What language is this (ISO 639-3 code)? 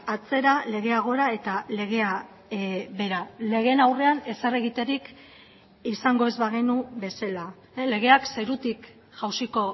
eus